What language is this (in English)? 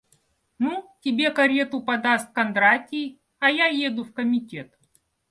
Russian